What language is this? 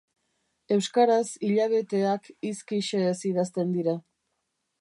Basque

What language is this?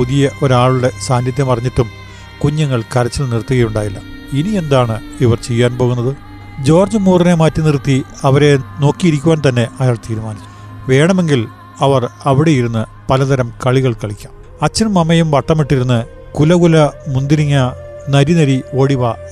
Malayalam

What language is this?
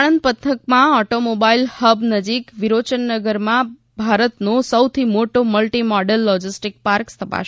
Gujarati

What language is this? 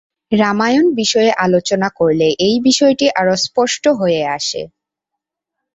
Bangla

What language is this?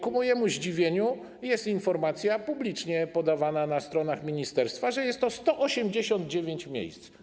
Polish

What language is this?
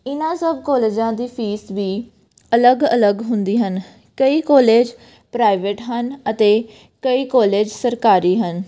Punjabi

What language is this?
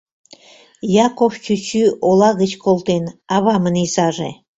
Mari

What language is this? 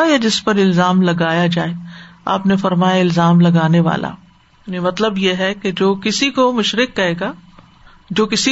Urdu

